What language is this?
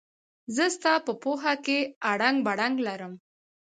Pashto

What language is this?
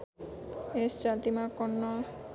Nepali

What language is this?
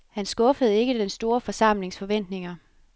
Danish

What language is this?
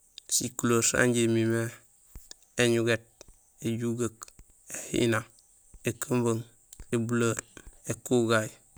Gusilay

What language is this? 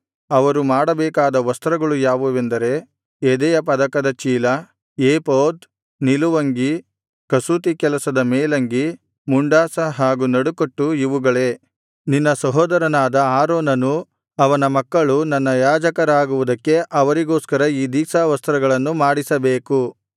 Kannada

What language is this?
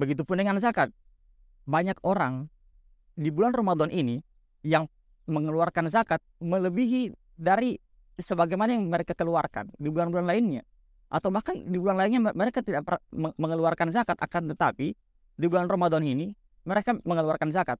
Indonesian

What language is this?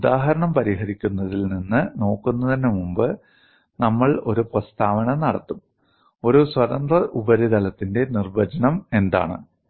Malayalam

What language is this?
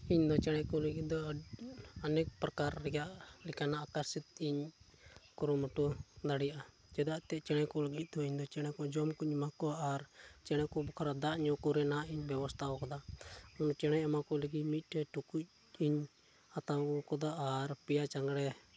Santali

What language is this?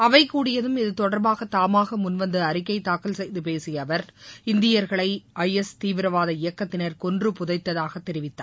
Tamil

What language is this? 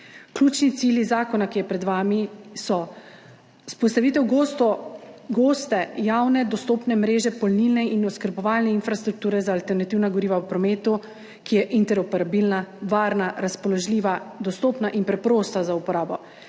Slovenian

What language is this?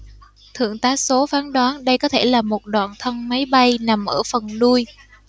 Vietnamese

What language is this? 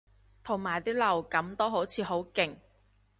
Cantonese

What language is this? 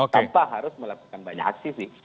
Indonesian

